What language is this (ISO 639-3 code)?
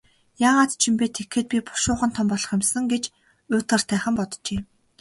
mon